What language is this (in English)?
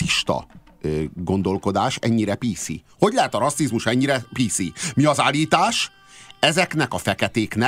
Hungarian